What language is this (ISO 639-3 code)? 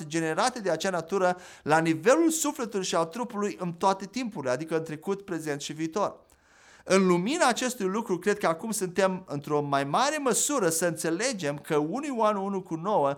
ron